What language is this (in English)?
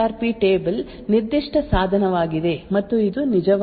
Kannada